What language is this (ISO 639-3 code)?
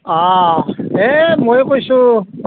asm